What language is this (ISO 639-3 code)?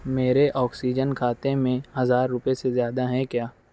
urd